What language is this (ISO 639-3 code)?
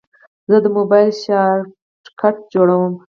pus